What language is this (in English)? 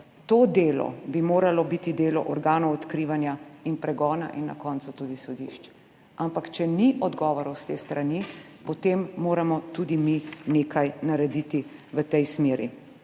Slovenian